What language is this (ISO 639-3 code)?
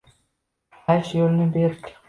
uzb